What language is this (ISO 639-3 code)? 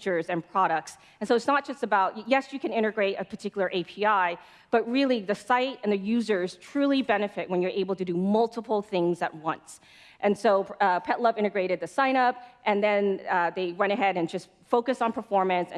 eng